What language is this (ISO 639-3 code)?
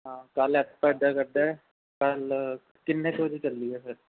pan